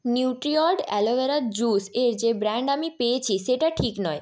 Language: Bangla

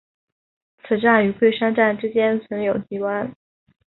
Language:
Chinese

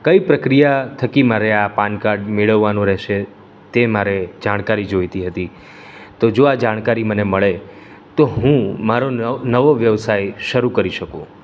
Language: Gujarati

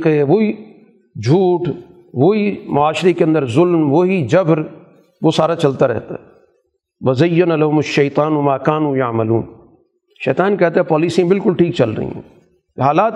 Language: Urdu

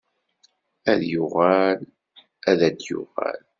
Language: Kabyle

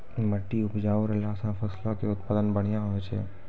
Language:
Maithili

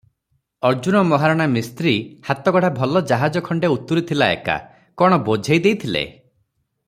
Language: Odia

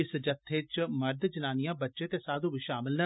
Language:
Dogri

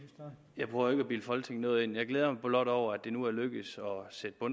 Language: Danish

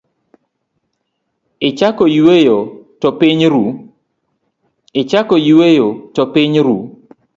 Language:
Luo (Kenya and Tanzania)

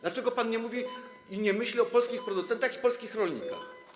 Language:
Polish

